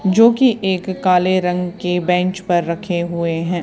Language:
Hindi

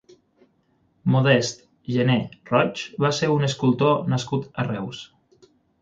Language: Catalan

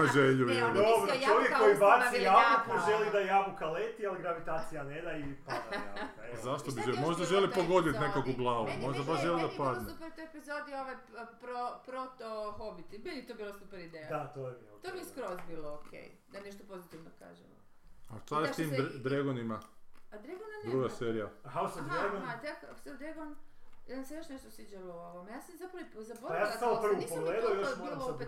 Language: Croatian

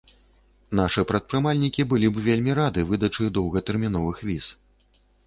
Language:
Belarusian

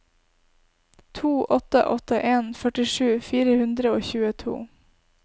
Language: Norwegian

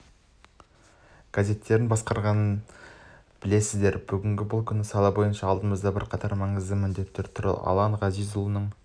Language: Kazakh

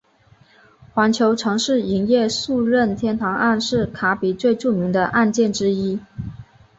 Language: Chinese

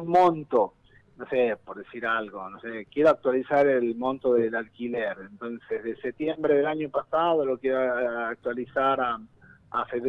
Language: Spanish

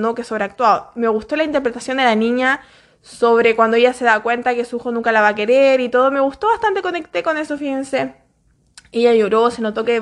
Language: Spanish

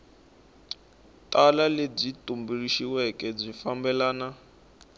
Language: Tsonga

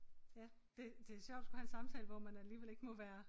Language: Danish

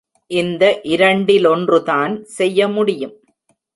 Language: Tamil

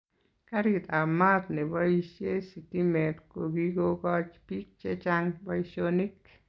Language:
Kalenjin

